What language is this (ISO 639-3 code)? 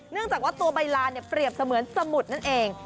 tha